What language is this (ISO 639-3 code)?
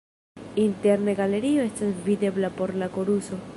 epo